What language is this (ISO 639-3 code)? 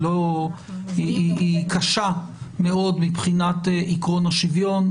heb